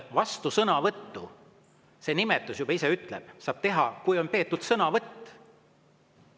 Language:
Estonian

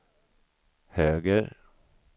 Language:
Swedish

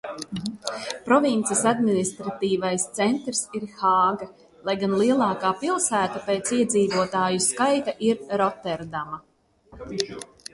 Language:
Latvian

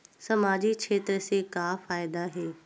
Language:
Chhattisgarhi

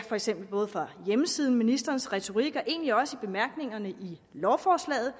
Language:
Danish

